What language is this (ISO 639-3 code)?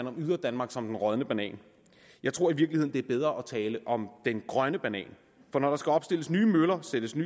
dan